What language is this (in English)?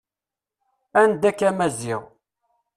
Kabyle